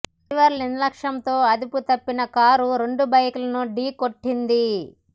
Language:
Telugu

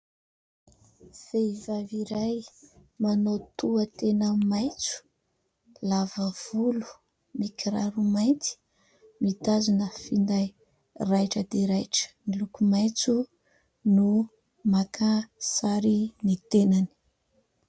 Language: Malagasy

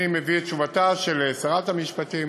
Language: Hebrew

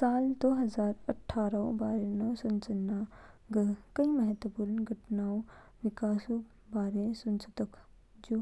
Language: Kinnauri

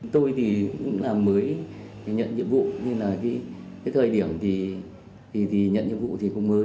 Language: Vietnamese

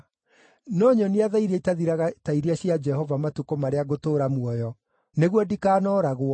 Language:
Kikuyu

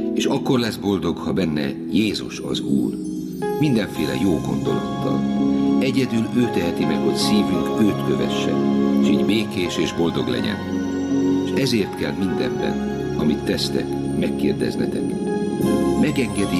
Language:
Hungarian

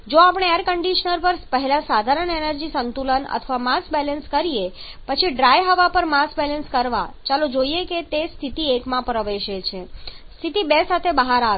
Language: Gujarati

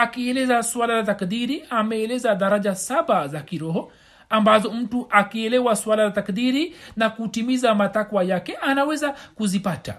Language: Swahili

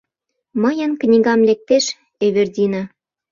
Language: Mari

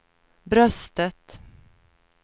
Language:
Swedish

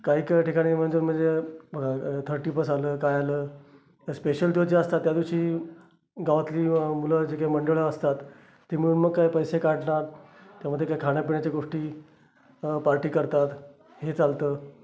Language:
Marathi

